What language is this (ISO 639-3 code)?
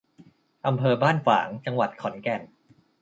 tha